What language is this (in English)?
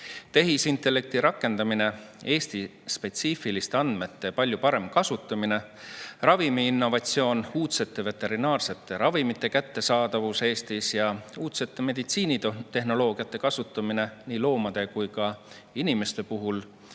Estonian